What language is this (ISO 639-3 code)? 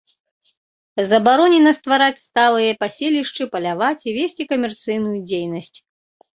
bel